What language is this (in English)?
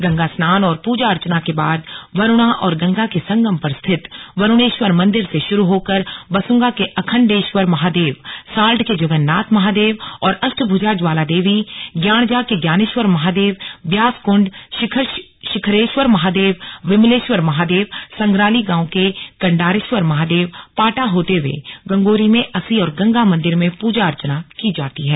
Hindi